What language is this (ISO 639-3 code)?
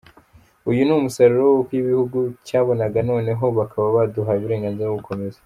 kin